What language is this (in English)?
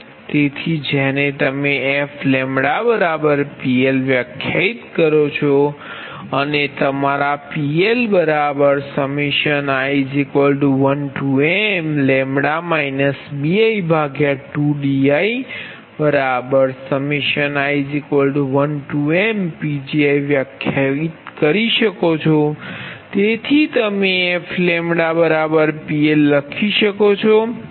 Gujarati